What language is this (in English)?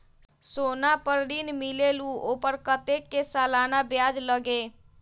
Magahi